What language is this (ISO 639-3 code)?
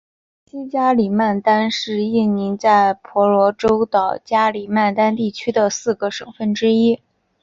zho